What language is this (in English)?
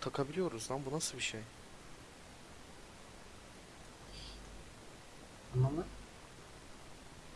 Turkish